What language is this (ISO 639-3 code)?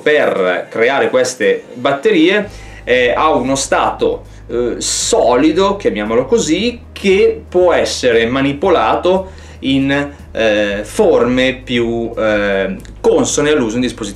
ita